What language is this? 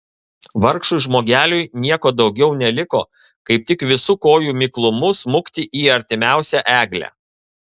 Lithuanian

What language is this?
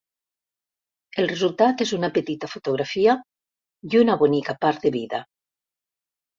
Catalan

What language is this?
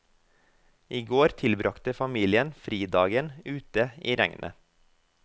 Norwegian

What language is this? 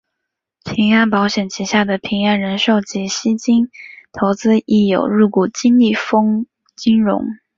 Chinese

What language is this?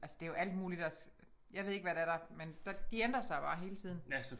Danish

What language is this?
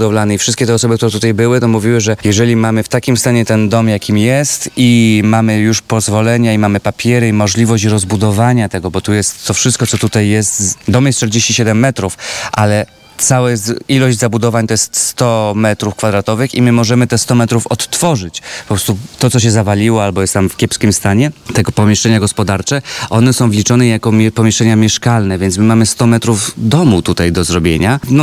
Polish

